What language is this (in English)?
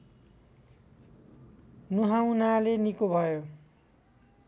Nepali